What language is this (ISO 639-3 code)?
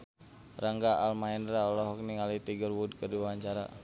sun